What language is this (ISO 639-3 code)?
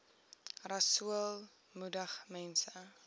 afr